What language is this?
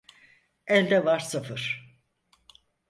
Turkish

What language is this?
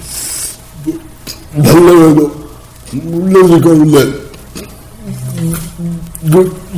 Korean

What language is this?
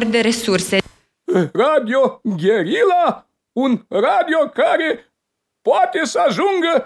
Romanian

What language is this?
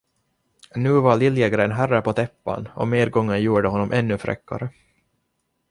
Swedish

